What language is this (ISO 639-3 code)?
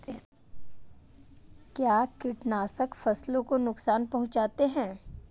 hin